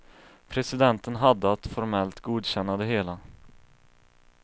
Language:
Swedish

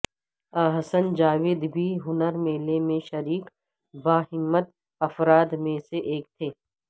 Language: Urdu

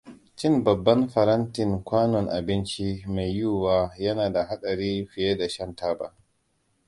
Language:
Hausa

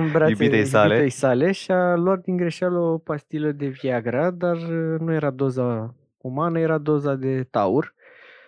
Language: Romanian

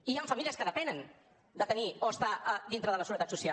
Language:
Catalan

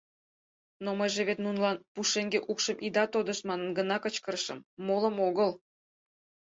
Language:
Mari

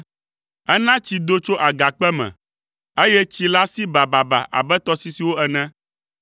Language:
Ewe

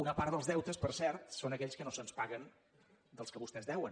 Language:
Catalan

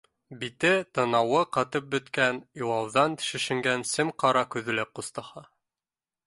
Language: Bashkir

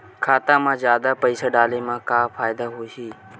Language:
Chhattisgarhi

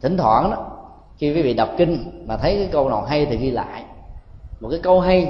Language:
Vietnamese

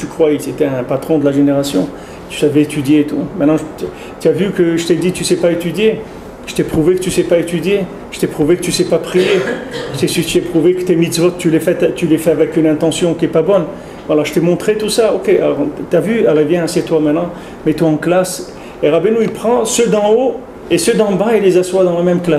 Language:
French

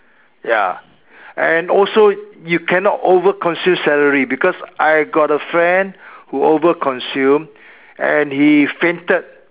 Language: English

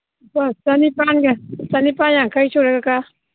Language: Manipuri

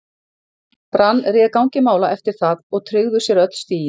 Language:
Icelandic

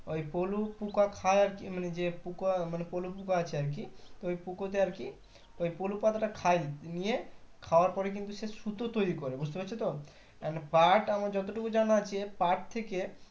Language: Bangla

